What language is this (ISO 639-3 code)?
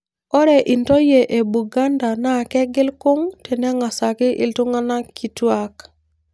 mas